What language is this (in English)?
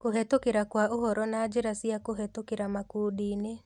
Kikuyu